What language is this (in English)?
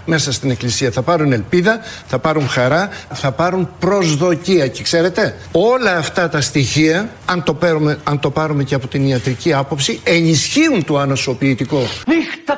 Greek